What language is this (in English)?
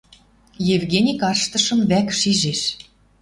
Western Mari